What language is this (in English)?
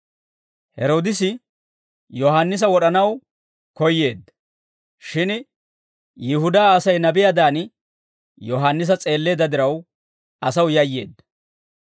Dawro